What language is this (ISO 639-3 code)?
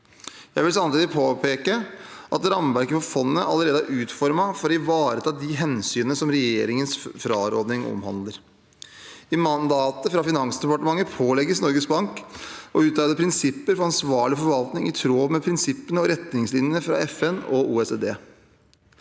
nor